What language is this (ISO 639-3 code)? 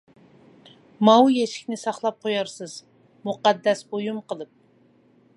uig